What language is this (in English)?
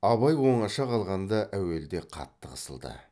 Kazakh